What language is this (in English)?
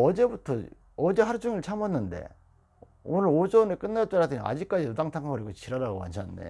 Korean